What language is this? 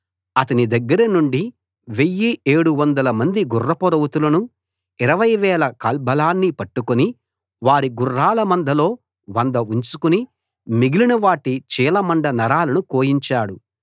Telugu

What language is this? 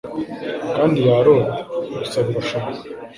Kinyarwanda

